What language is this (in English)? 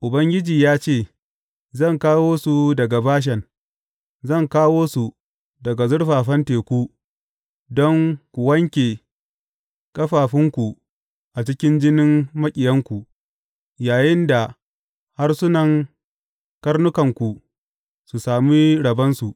Hausa